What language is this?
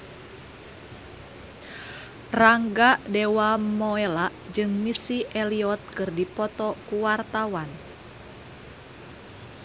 Sundanese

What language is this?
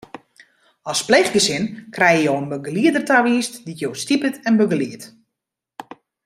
Western Frisian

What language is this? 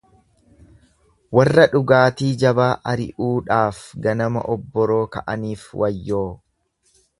Oromo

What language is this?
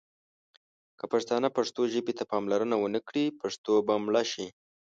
Pashto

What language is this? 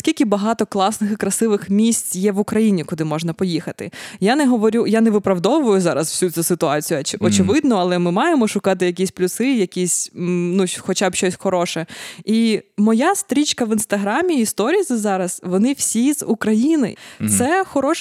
Ukrainian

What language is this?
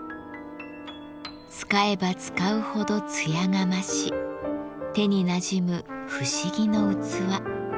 Japanese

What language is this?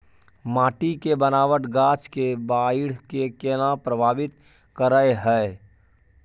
Maithili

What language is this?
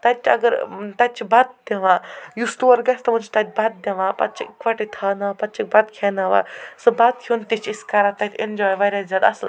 Kashmiri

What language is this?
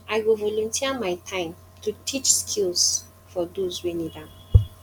Nigerian Pidgin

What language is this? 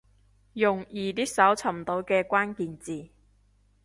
Cantonese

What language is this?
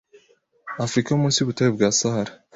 Kinyarwanda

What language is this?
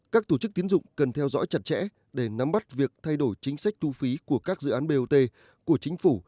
Vietnamese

